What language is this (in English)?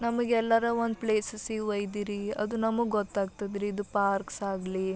Kannada